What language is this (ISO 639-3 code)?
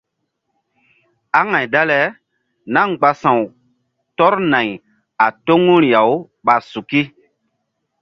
mdd